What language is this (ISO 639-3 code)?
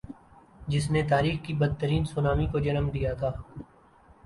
urd